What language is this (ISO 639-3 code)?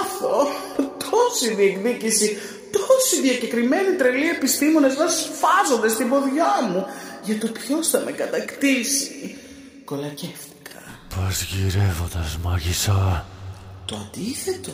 ell